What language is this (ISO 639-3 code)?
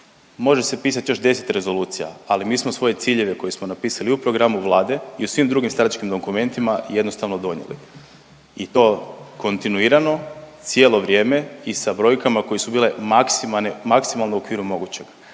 hrv